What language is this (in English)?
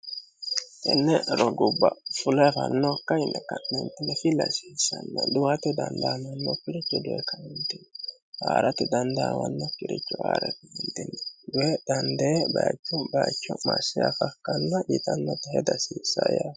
Sidamo